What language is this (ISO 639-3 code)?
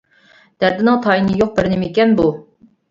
uig